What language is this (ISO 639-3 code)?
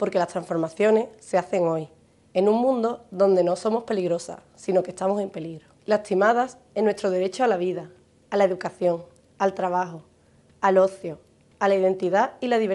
spa